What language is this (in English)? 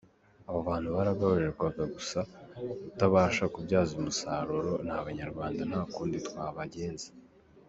Kinyarwanda